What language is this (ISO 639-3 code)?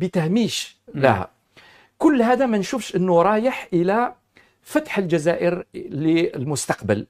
ara